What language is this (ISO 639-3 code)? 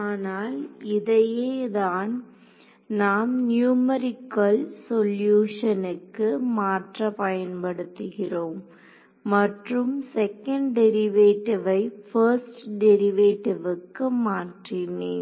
tam